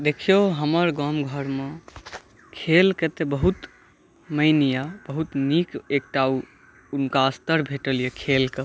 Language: Maithili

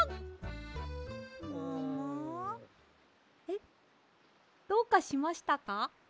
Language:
Japanese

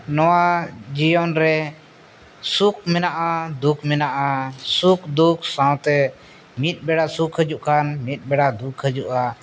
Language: Santali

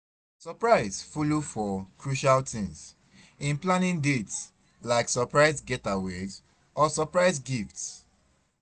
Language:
Nigerian Pidgin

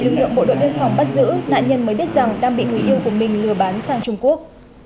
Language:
Vietnamese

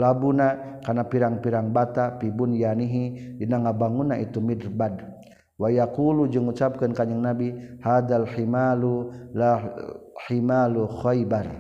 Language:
Malay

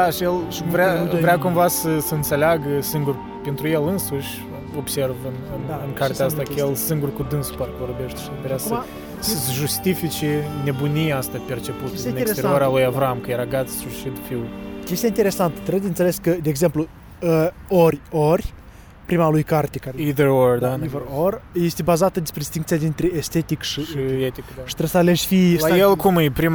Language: Romanian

